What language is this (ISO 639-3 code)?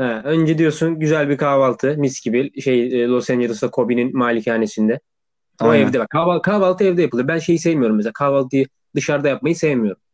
tur